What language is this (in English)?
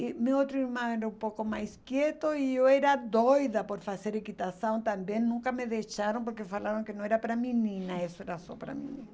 Portuguese